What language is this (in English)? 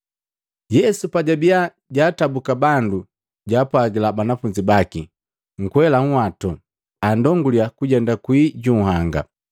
Matengo